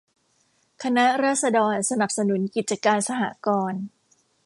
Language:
Thai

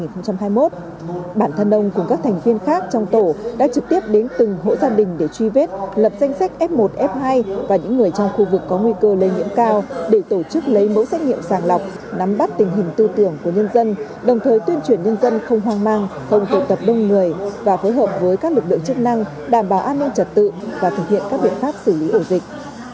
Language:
Vietnamese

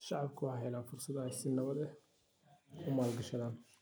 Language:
Somali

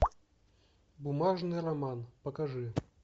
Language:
Russian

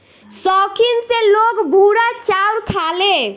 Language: Bhojpuri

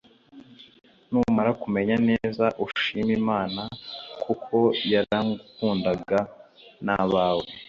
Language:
Kinyarwanda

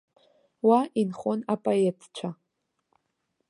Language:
Abkhazian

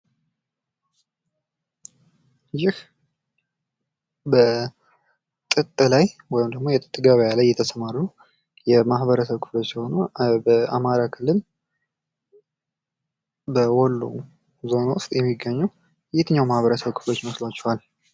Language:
Amharic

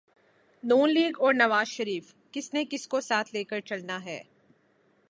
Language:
Urdu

